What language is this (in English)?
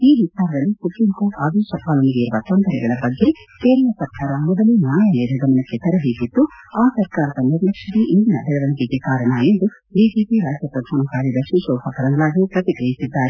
Kannada